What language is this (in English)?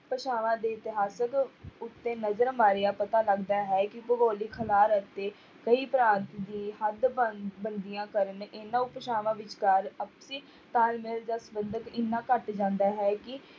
Punjabi